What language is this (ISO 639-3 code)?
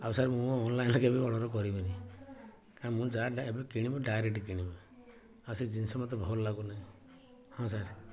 ori